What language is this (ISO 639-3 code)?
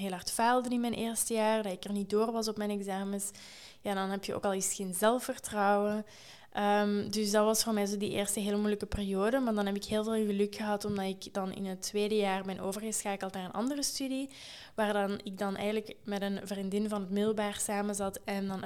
nld